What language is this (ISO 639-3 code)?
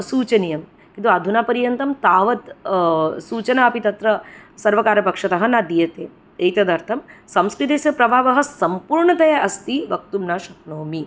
san